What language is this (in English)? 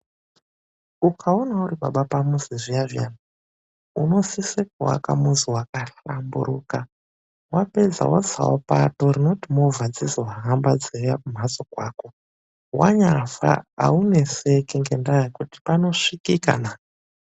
Ndau